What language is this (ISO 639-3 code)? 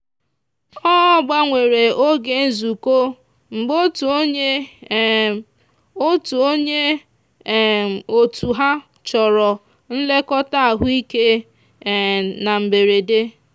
ibo